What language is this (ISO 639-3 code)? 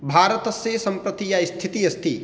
san